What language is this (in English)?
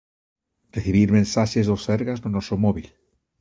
Galician